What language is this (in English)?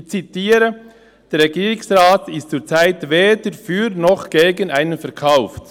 Swiss German